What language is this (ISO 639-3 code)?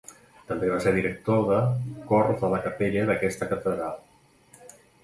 cat